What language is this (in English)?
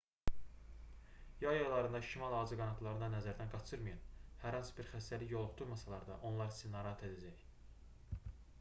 Azerbaijani